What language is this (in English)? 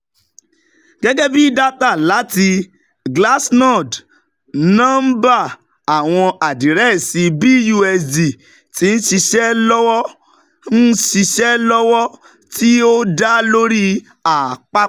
Yoruba